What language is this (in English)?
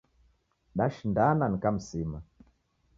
Taita